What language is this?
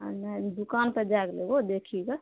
Maithili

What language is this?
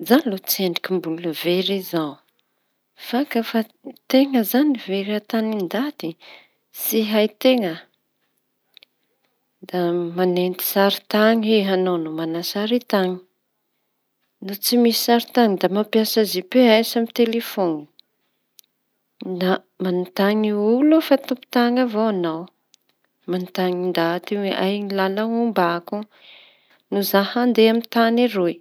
Tanosy Malagasy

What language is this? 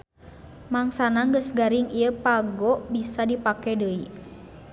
Sundanese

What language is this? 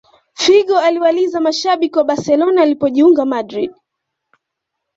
Swahili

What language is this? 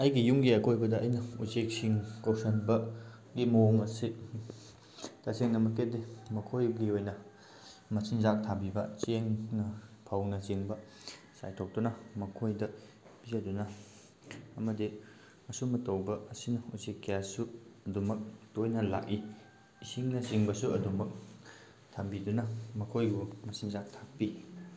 Manipuri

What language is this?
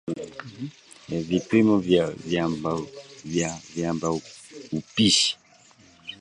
Swahili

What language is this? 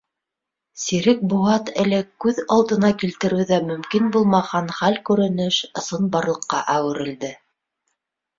Bashkir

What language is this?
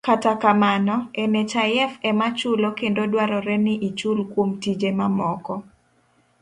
Luo (Kenya and Tanzania)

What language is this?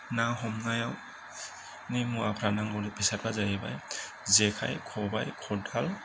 Bodo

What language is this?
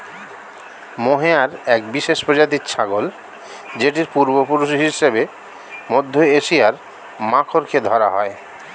Bangla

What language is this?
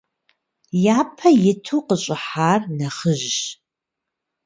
Kabardian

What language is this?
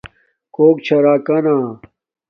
Domaaki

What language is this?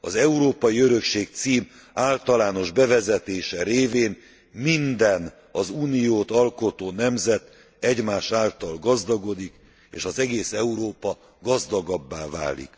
Hungarian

